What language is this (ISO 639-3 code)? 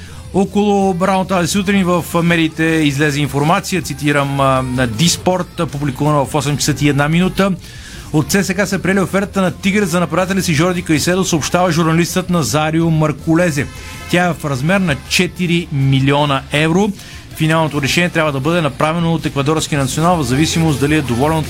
bul